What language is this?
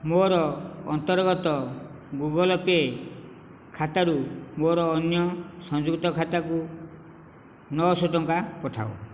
Odia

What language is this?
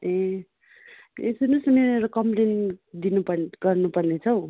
Nepali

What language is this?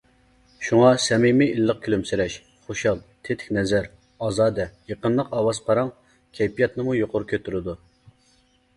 Uyghur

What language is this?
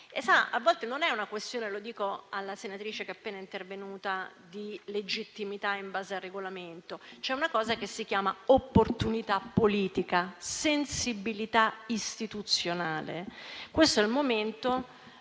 Italian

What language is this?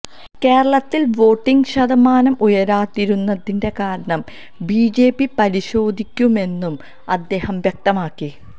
Malayalam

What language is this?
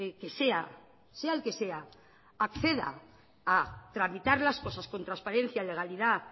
Spanish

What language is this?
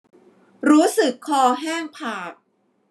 Thai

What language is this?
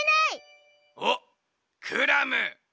Japanese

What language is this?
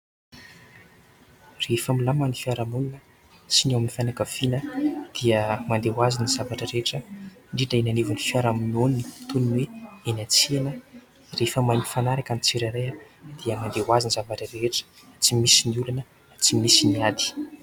Malagasy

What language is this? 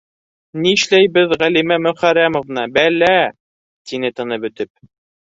Bashkir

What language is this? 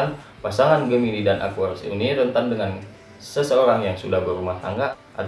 Indonesian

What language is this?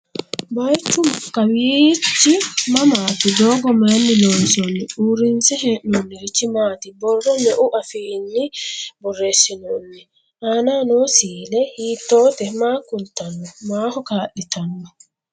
Sidamo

